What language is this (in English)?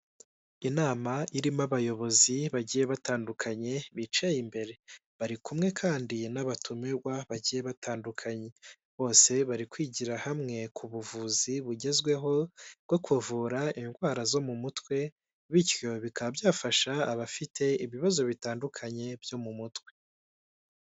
Kinyarwanda